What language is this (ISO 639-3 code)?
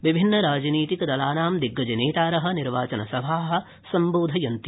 san